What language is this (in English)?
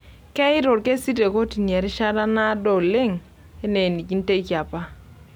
Masai